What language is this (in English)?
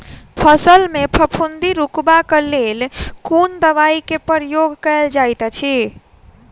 Maithili